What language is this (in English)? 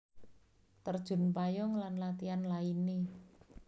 Javanese